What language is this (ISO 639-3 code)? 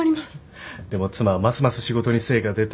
jpn